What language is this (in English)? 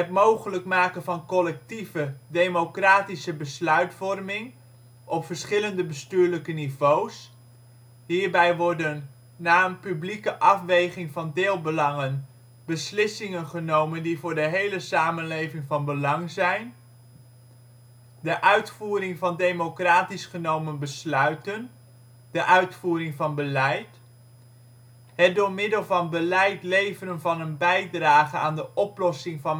Dutch